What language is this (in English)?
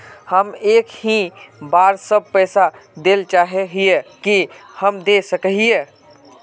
Magahi